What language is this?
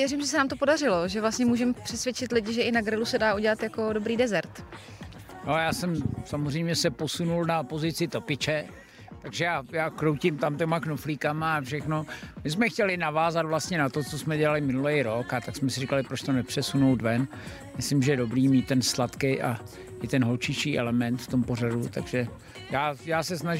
Czech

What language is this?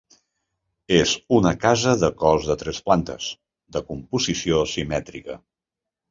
Catalan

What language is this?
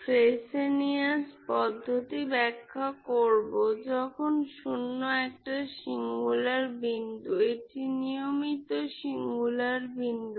Bangla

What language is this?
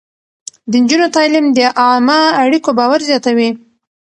Pashto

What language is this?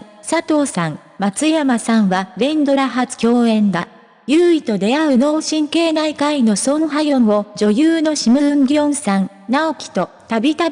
Japanese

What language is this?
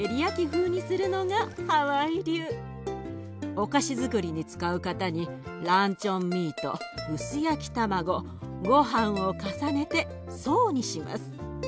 Japanese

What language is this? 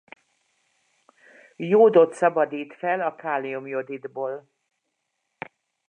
Hungarian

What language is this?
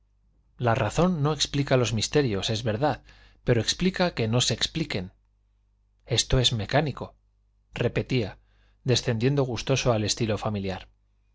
Spanish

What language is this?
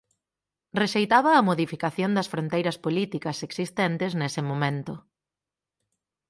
Galician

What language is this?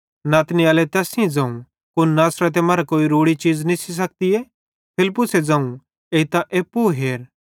Bhadrawahi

